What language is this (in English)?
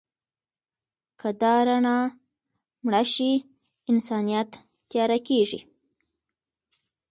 Pashto